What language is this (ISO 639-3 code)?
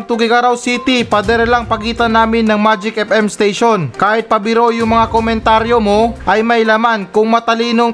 fil